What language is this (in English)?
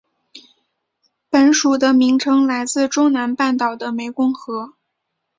Chinese